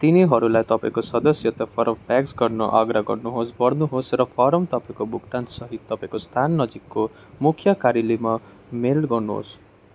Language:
Nepali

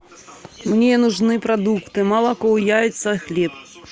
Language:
Russian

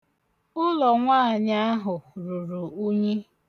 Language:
Igbo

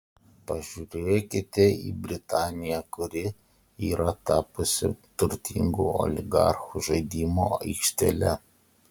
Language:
Lithuanian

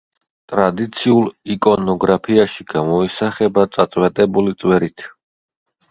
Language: Georgian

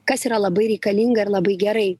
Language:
Lithuanian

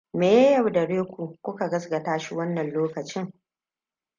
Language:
Hausa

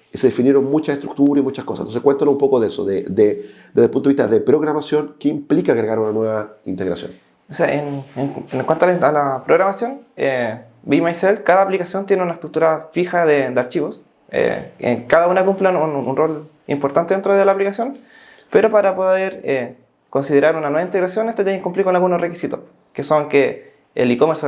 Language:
Spanish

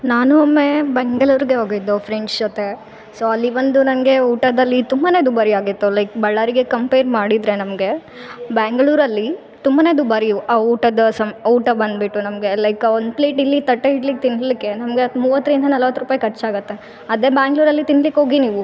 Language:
Kannada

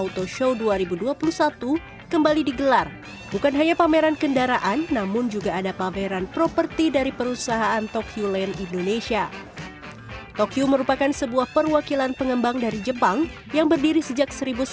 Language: Indonesian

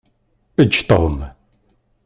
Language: Kabyle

